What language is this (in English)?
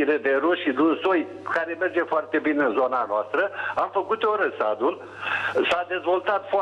Romanian